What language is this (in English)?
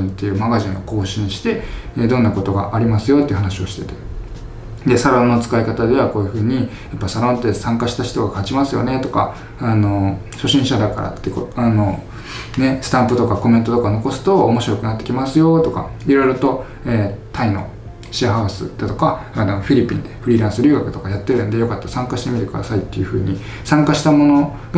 Japanese